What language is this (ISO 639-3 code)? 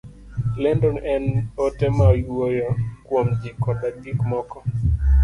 luo